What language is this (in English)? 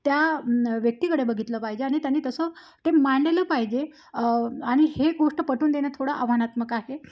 Marathi